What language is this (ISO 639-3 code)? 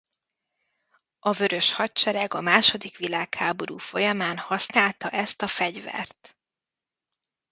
hun